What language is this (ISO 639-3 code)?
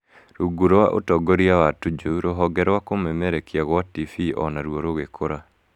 kik